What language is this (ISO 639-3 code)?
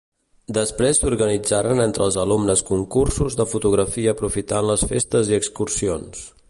cat